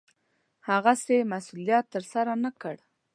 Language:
Pashto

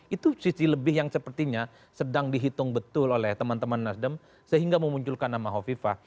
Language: Indonesian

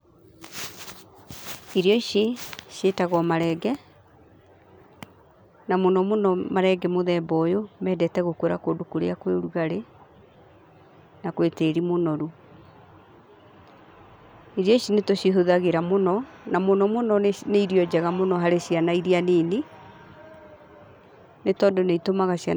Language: Kikuyu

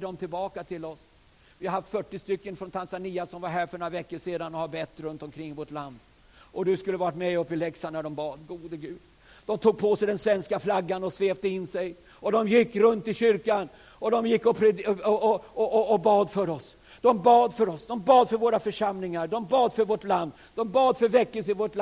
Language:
Swedish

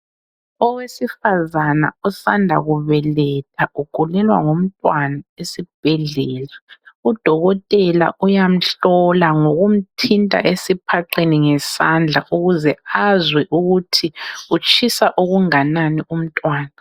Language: North Ndebele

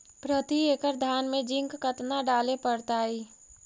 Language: Magahi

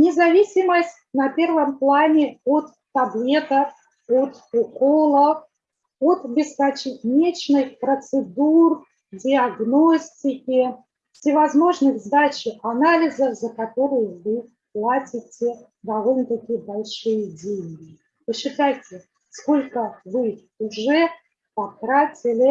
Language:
Russian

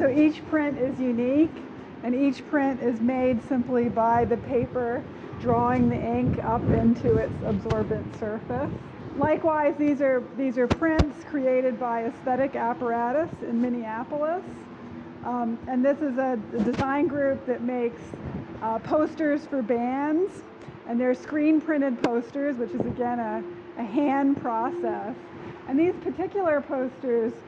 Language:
English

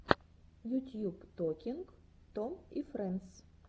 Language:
Russian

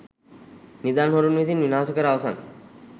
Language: Sinhala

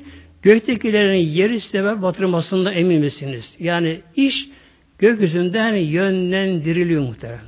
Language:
Turkish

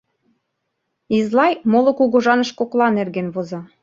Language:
Mari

